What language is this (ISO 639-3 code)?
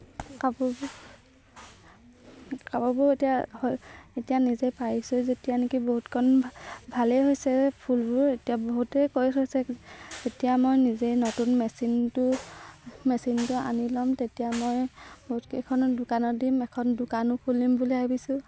asm